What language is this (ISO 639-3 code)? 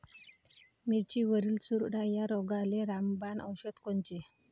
mar